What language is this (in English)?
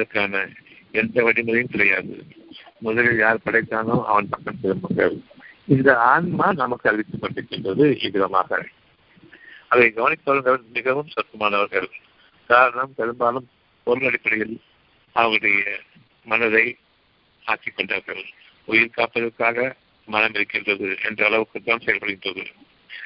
Tamil